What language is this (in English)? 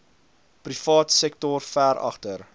Afrikaans